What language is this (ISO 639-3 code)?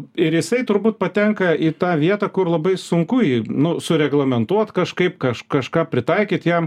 lit